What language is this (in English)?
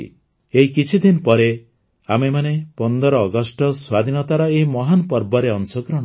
Odia